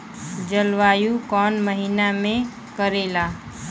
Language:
Bhojpuri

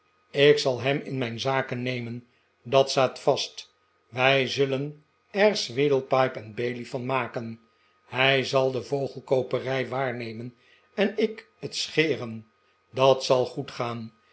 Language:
Dutch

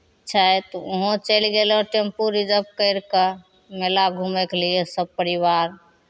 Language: Maithili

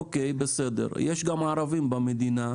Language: Hebrew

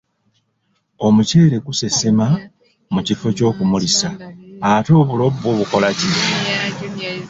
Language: Ganda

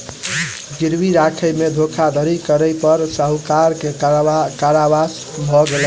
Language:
Maithili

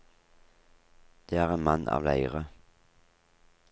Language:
Norwegian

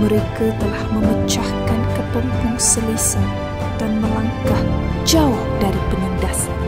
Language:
Malay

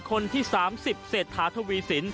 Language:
Thai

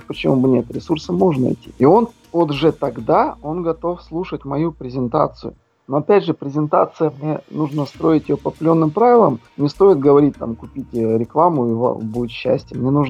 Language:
Russian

